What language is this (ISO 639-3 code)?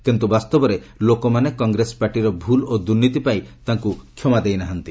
ori